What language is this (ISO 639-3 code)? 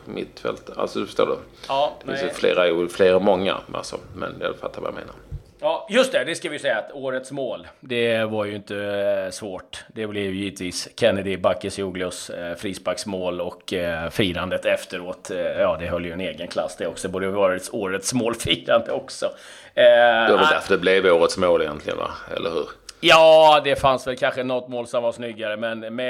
swe